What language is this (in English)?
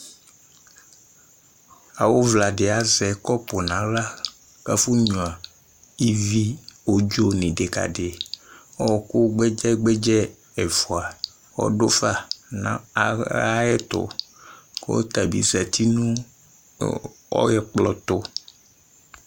Ikposo